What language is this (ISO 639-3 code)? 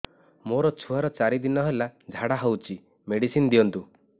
ori